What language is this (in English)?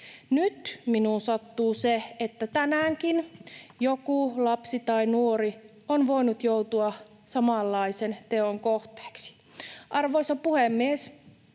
Finnish